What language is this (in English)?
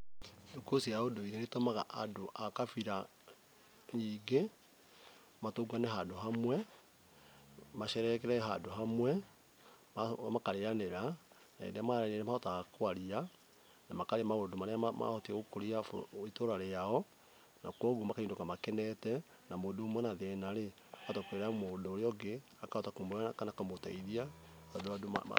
Kikuyu